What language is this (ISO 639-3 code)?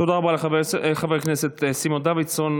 heb